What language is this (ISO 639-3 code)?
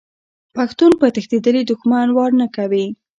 pus